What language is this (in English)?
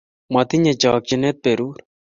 Kalenjin